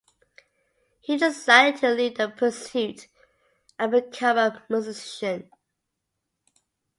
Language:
English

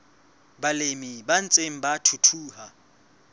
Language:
Southern Sotho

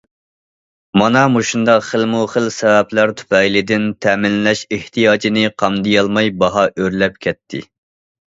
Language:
Uyghur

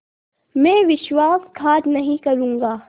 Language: Hindi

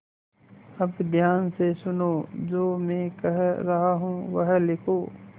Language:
Hindi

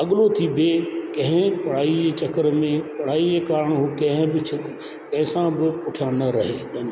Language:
Sindhi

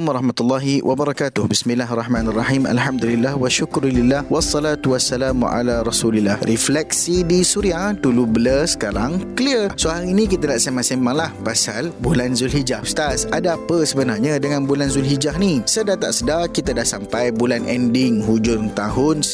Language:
Malay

